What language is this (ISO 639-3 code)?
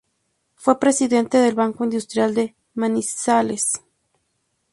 spa